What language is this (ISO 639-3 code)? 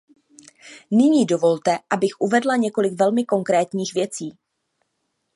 ces